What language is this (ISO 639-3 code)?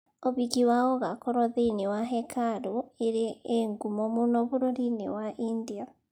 kik